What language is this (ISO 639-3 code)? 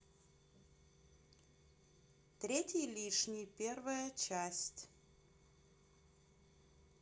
rus